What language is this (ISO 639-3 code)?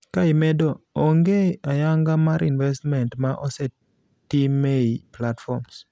luo